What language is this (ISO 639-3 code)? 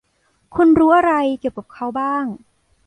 tha